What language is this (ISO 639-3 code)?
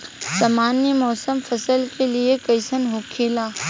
bho